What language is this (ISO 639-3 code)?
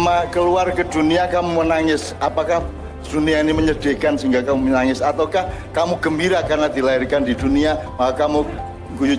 ind